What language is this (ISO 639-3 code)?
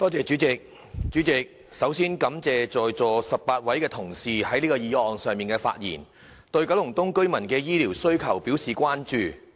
yue